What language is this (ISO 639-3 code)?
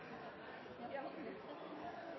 nno